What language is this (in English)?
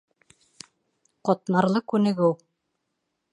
Bashkir